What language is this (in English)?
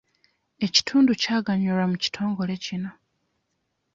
Ganda